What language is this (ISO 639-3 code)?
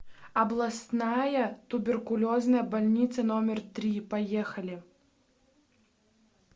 rus